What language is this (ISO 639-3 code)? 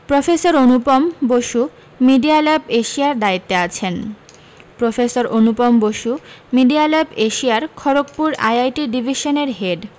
ben